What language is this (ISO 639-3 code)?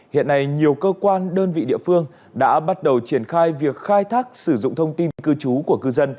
vie